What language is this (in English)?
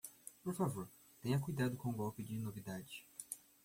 Portuguese